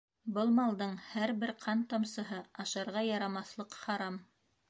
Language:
Bashkir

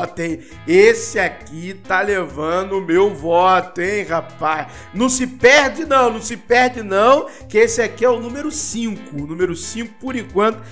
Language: Portuguese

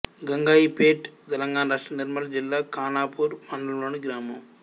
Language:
Telugu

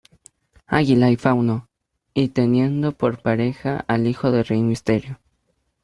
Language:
Spanish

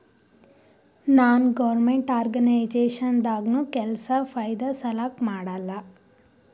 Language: Kannada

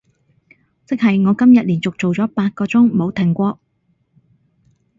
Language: Cantonese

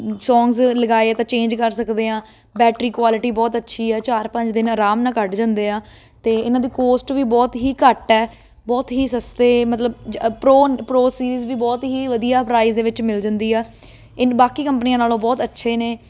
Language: Punjabi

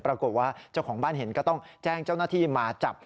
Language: Thai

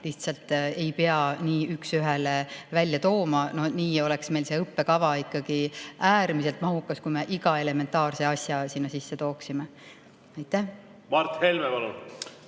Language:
Estonian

